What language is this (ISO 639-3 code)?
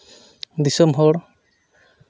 sat